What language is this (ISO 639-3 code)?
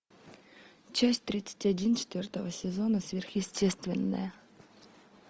rus